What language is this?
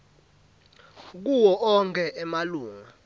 Swati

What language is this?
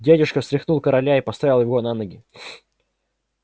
Russian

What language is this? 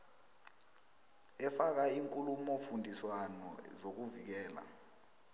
South Ndebele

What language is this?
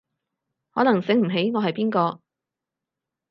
Cantonese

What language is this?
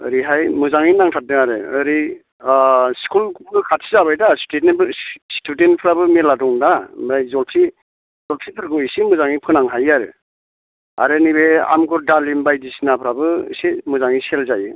Bodo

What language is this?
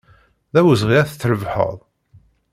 Kabyle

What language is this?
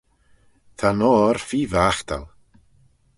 Manx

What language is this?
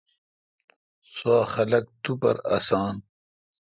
Kalkoti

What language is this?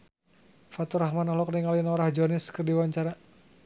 Sundanese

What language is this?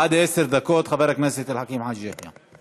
Hebrew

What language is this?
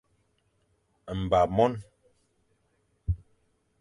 Fang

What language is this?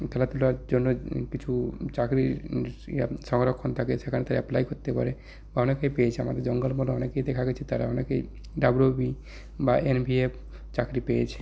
Bangla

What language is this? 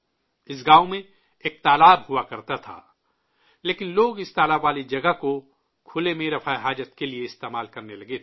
Urdu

